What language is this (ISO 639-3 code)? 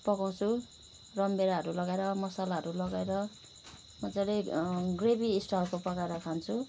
nep